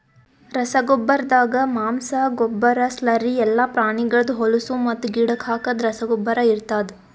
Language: Kannada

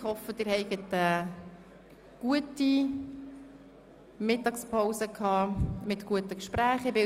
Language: Swiss German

